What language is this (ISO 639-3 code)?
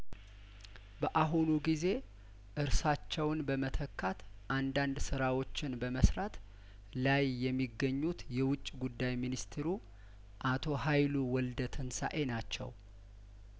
amh